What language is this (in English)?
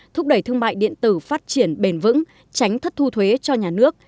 Vietnamese